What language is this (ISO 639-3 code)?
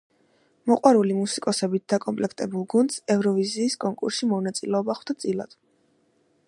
kat